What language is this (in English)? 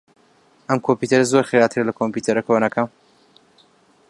Central Kurdish